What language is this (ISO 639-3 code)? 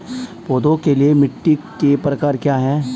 hin